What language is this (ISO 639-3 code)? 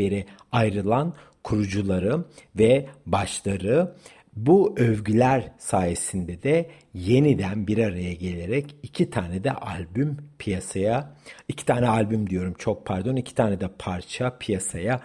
tur